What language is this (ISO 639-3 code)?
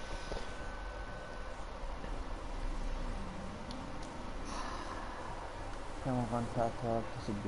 ita